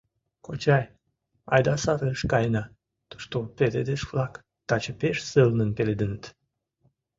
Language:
Mari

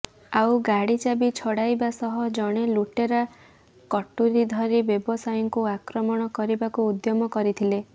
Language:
Odia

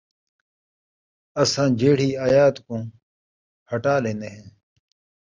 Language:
Saraiki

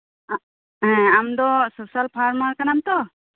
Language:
Santali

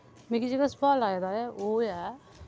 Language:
Dogri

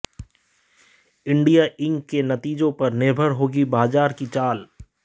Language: Hindi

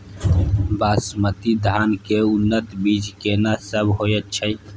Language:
Maithili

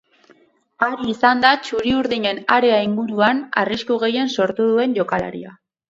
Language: Basque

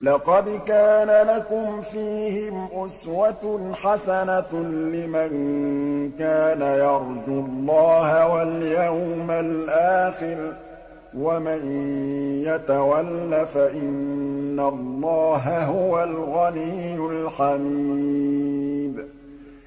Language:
Arabic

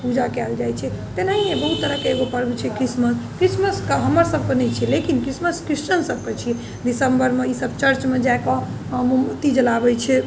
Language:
Maithili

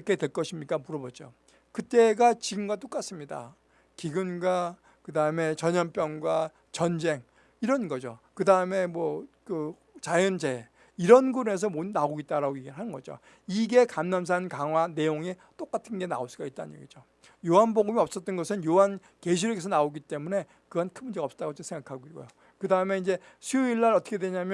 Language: Korean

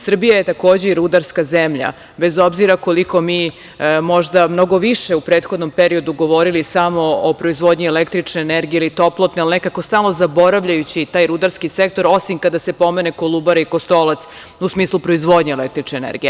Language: Serbian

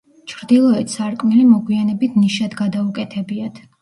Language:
Georgian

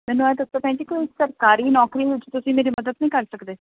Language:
Punjabi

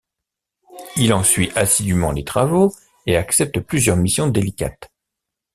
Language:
French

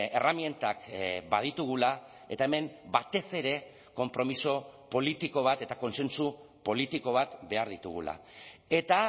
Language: Basque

